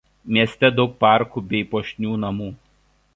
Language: Lithuanian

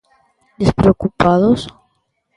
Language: Galician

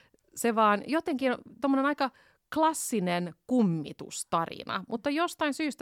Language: Finnish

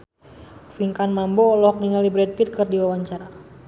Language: Sundanese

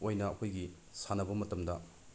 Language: Manipuri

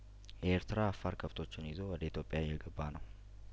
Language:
Amharic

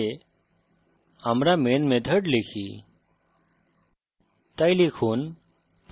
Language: Bangla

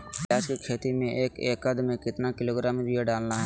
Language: Magahi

